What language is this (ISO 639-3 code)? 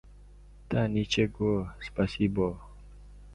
uzb